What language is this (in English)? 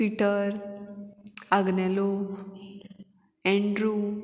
Konkani